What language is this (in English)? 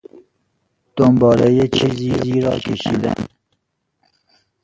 Persian